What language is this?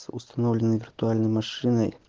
Russian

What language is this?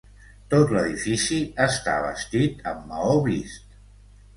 Catalan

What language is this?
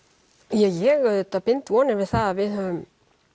Icelandic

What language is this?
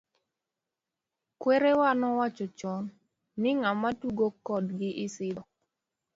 Luo (Kenya and Tanzania)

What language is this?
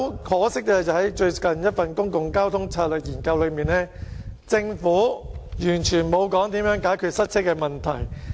Cantonese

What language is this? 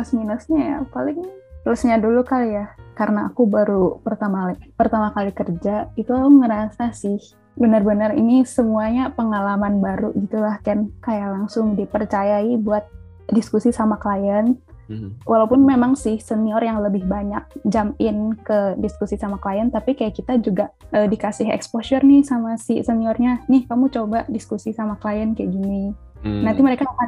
Indonesian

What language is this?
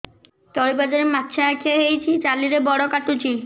Odia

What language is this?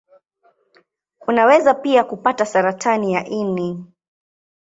Swahili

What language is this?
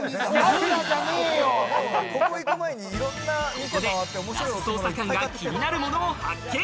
Japanese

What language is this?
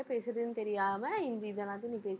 Tamil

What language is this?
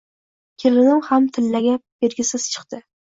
Uzbek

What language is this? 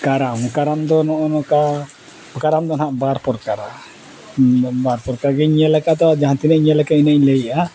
Santali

